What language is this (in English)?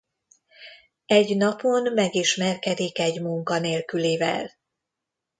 Hungarian